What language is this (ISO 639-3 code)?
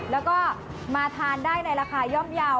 tha